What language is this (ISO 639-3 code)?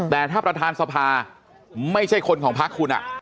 tha